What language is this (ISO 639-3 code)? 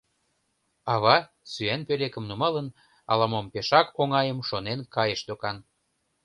chm